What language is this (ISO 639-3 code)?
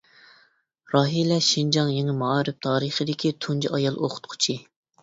uig